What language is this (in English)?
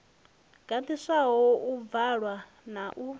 Venda